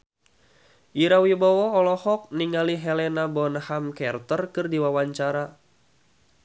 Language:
Sundanese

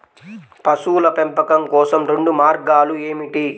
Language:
Telugu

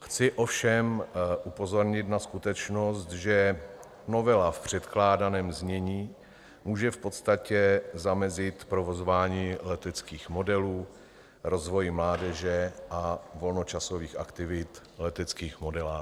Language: Czech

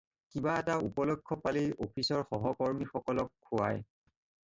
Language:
Assamese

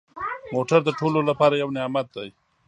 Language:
Pashto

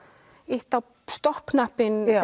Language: Icelandic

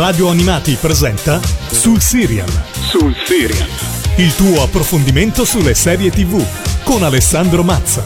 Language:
Italian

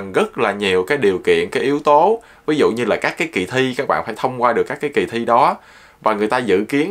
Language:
Vietnamese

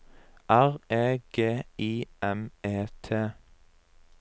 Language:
Norwegian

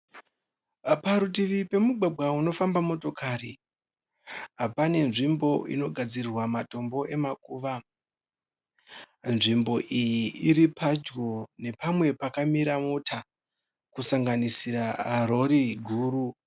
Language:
Shona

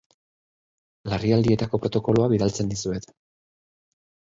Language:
Basque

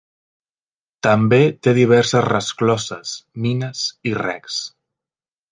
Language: Catalan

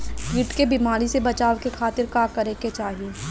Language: Bhojpuri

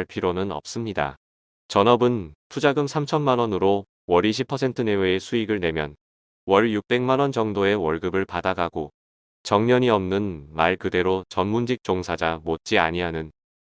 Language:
Korean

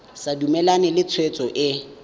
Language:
Tswana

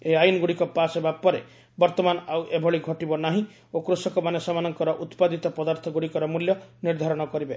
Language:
Odia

